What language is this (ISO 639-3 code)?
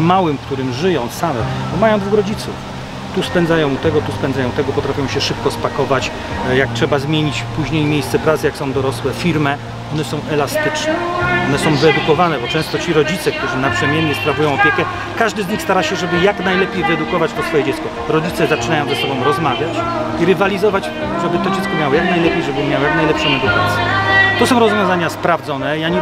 pol